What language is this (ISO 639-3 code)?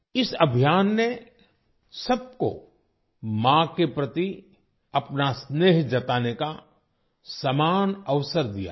hin